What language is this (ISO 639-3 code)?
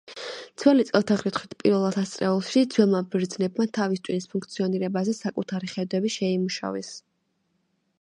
kat